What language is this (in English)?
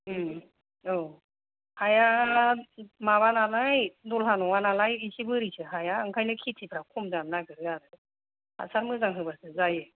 Bodo